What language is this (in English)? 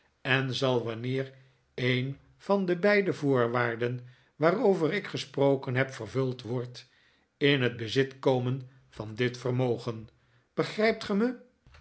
Dutch